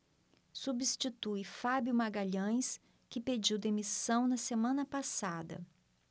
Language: Portuguese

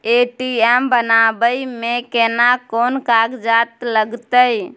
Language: Maithili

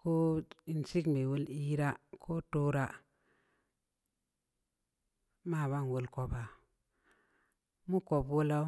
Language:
Samba Leko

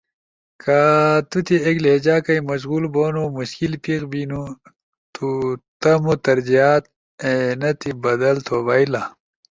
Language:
Ushojo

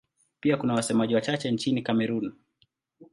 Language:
Swahili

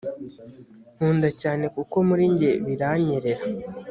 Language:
Kinyarwanda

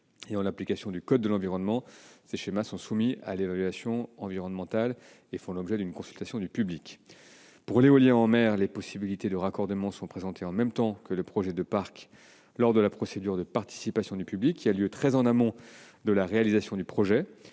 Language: French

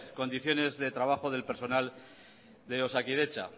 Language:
Spanish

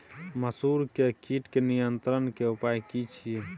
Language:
Maithili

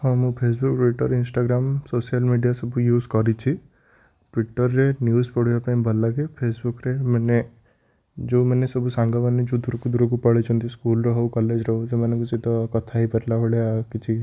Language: Odia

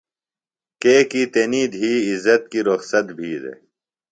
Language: Phalura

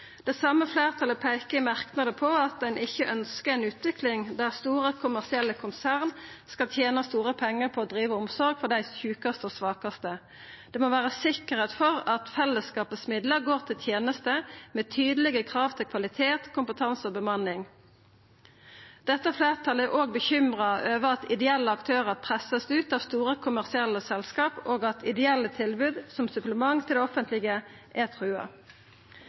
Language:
Norwegian Nynorsk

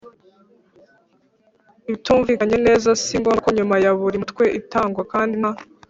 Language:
Kinyarwanda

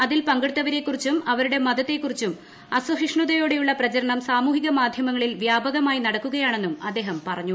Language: Malayalam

